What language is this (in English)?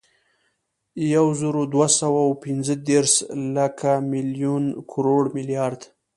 Pashto